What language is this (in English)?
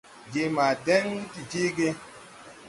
Tupuri